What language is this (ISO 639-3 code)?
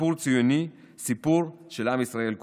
heb